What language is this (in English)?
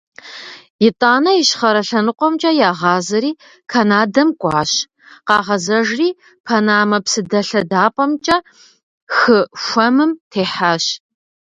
Kabardian